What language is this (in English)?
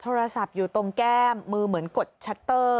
Thai